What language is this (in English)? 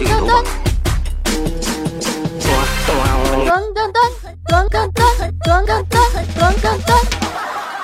Chinese